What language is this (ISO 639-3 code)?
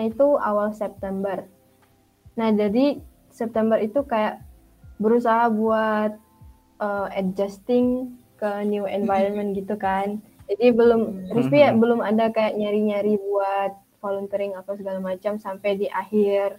ind